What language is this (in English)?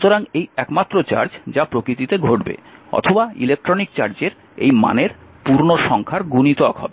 Bangla